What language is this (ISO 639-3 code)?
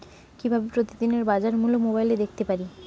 ben